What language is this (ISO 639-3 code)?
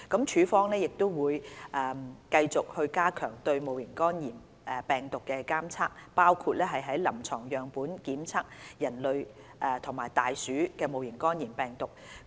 yue